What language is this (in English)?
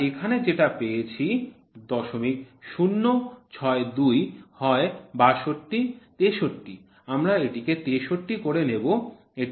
Bangla